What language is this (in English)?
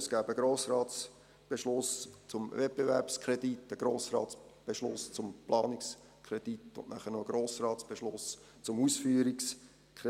Swiss German